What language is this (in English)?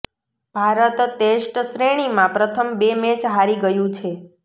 Gujarati